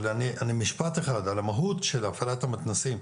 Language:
Hebrew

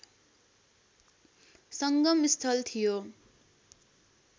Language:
Nepali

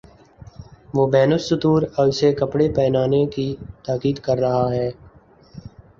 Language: Urdu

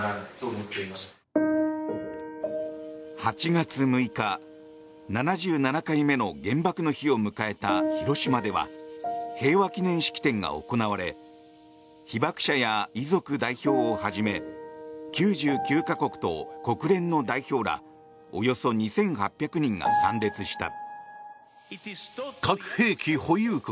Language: Japanese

